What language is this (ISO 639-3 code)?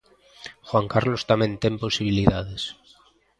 glg